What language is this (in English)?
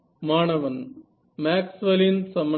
Tamil